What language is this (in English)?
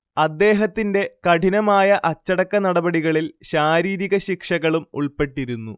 Malayalam